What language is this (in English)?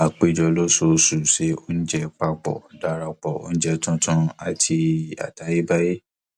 Yoruba